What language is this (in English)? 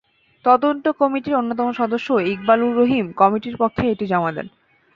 Bangla